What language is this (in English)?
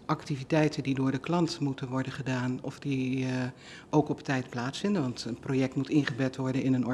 Dutch